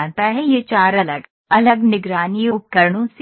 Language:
Hindi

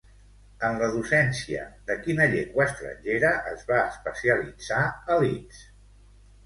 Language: Catalan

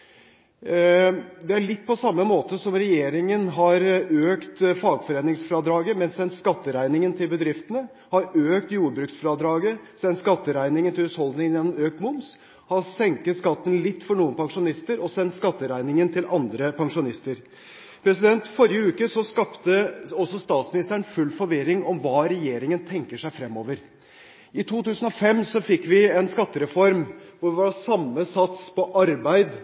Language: Norwegian Bokmål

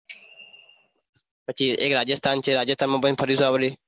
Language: Gujarati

